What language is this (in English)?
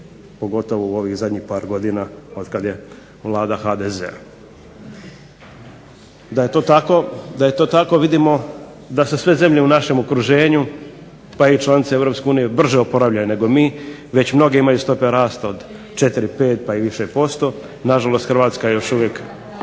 Croatian